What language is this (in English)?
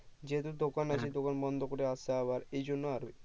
Bangla